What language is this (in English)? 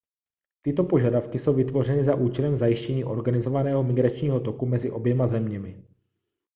Czech